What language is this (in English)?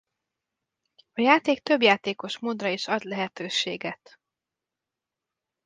Hungarian